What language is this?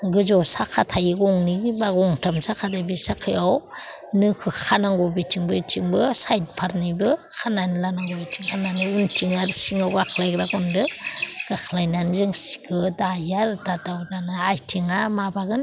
Bodo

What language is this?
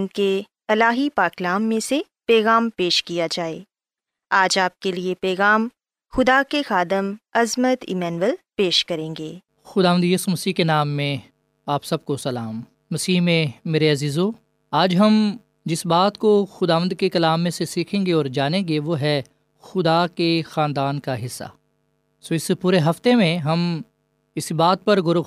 Urdu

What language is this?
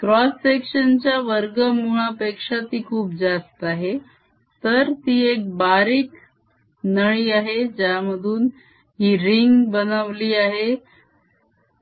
Marathi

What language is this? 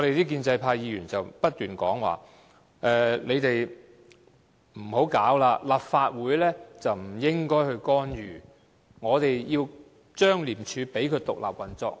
Cantonese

